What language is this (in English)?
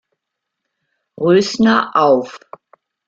German